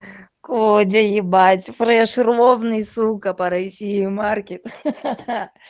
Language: Russian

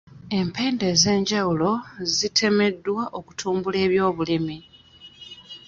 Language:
Ganda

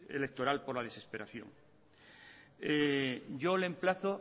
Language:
Spanish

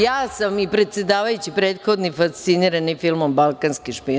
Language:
Serbian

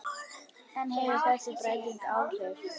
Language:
Icelandic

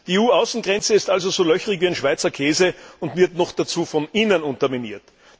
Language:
German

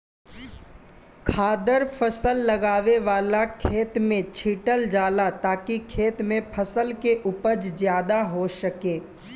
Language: Bhojpuri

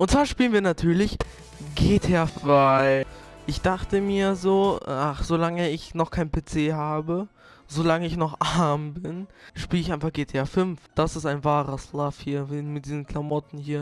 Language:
German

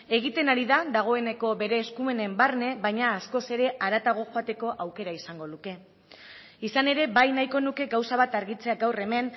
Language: Basque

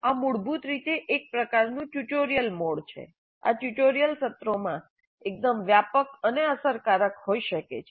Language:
Gujarati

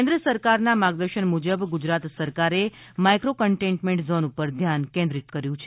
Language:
Gujarati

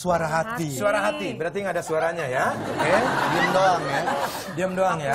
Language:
Indonesian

